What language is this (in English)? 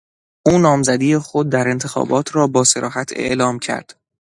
Persian